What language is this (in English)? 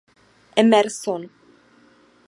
Czech